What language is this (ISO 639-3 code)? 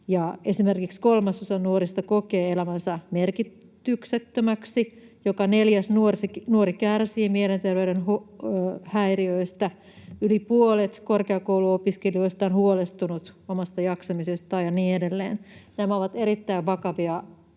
fin